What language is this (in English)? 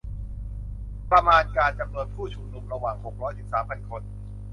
Thai